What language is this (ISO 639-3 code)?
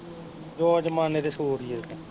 pan